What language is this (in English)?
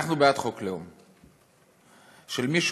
Hebrew